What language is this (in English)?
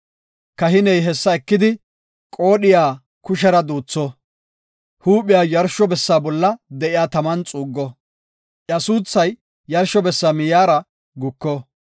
Gofa